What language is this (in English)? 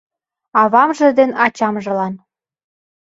Mari